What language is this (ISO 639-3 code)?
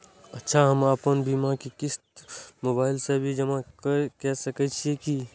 mai